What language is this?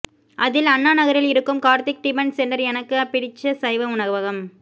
Tamil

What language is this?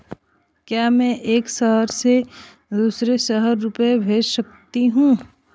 Hindi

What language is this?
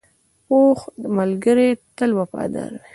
Pashto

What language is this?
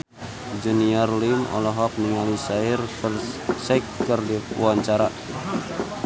Sundanese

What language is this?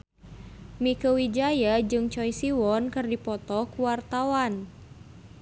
Sundanese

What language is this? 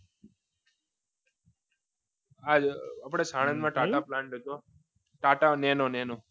Gujarati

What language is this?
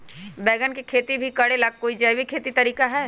Magahi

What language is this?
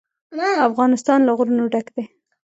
Pashto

